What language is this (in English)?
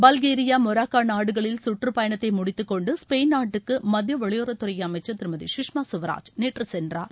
Tamil